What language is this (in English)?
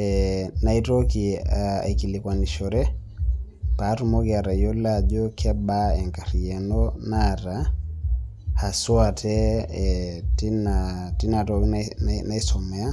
Masai